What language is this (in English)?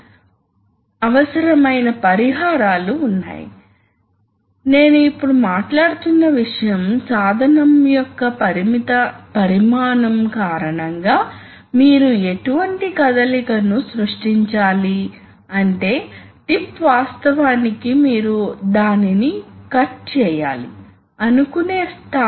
Telugu